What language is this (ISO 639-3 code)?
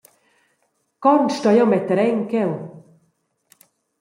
roh